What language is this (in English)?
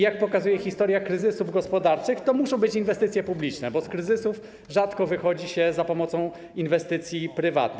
Polish